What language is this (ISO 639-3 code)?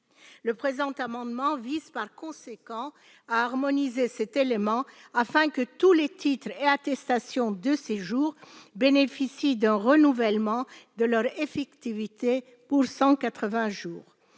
fra